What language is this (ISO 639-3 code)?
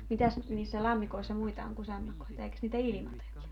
fin